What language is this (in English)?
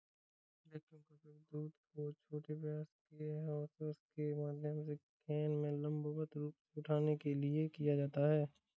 Hindi